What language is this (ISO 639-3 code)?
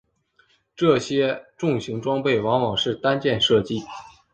zho